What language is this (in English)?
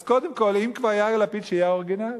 Hebrew